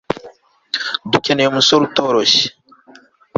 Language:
Kinyarwanda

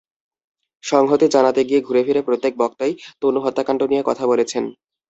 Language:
Bangla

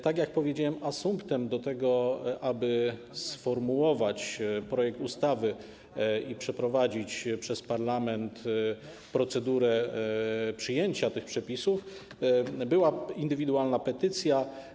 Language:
Polish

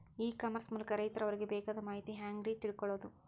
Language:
Kannada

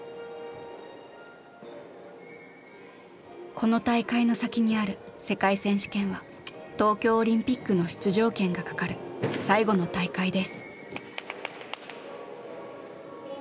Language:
Japanese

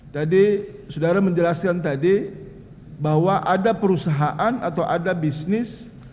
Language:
Indonesian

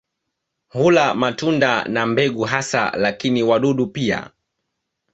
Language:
Swahili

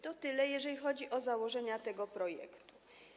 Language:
Polish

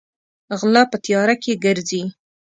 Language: Pashto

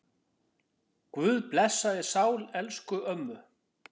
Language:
Icelandic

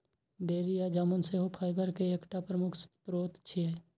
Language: Maithili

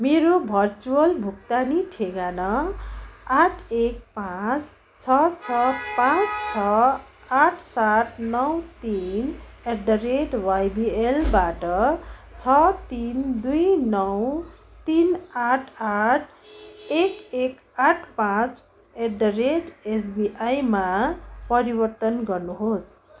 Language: Nepali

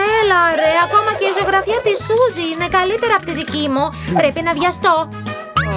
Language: Greek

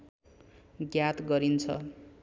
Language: Nepali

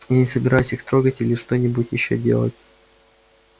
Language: Russian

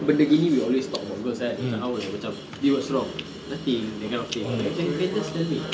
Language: English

